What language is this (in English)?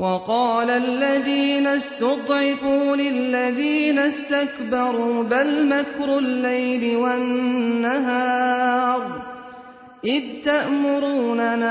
Arabic